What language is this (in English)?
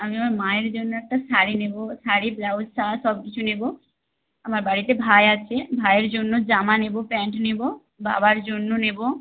Bangla